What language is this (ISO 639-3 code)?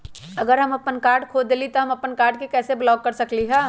mag